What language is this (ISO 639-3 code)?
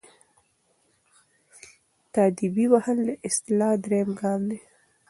pus